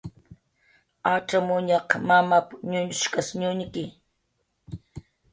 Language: Jaqaru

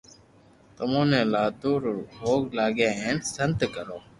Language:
Loarki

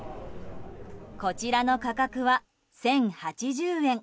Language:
Japanese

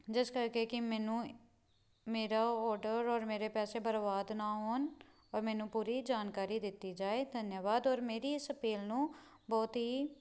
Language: Punjabi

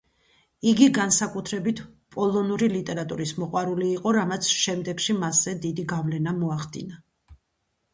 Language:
Georgian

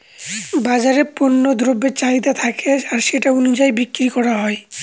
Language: Bangla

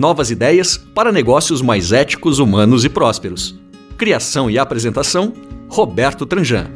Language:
Portuguese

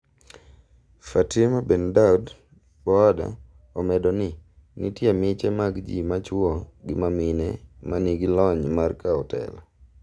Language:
Luo (Kenya and Tanzania)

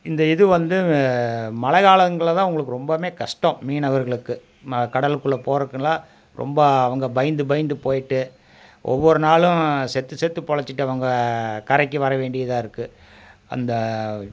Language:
Tamil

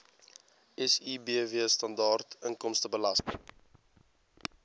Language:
Afrikaans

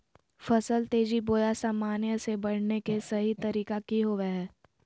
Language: Magahi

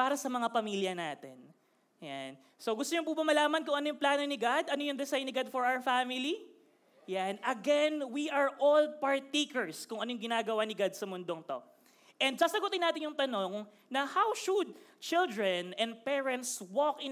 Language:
Filipino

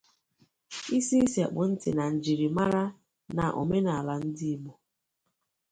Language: Igbo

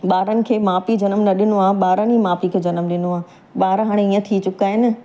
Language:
Sindhi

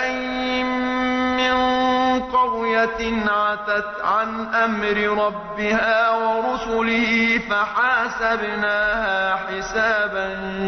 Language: Arabic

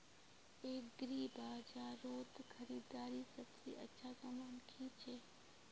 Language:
Magahi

